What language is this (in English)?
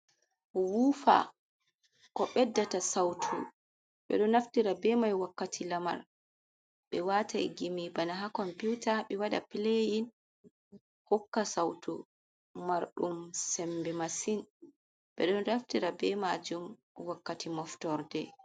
Fula